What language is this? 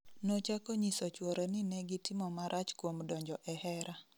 Luo (Kenya and Tanzania)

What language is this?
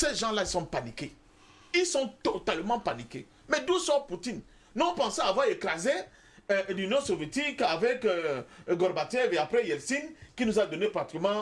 French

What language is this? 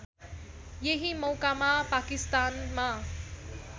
Nepali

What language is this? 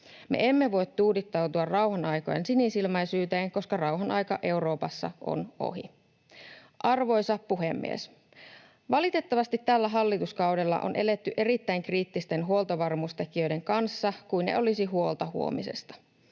Finnish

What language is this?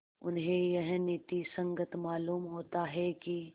Hindi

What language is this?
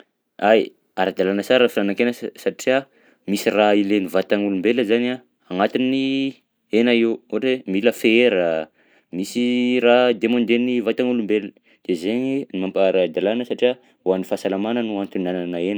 Southern Betsimisaraka Malagasy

